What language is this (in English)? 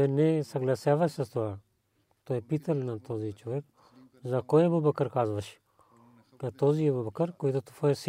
Bulgarian